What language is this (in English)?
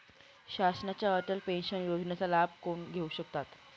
Marathi